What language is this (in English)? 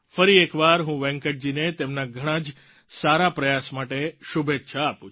Gujarati